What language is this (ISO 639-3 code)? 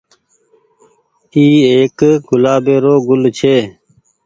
gig